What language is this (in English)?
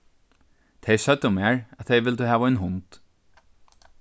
Faroese